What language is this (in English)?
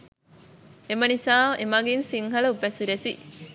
Sinhala